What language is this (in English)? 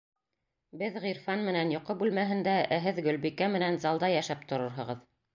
Bashkir